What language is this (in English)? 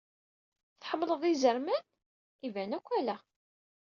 Kabyle